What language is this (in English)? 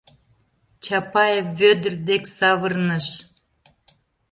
Mari